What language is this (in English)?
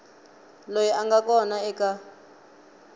Tsonga